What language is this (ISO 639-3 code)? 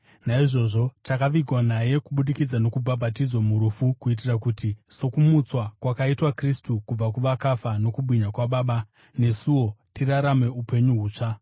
sna